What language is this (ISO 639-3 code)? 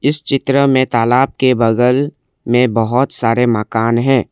hin